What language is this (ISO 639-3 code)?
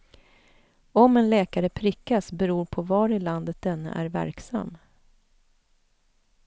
swe